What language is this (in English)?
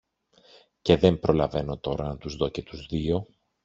Greek